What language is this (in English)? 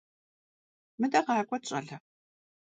Kabardian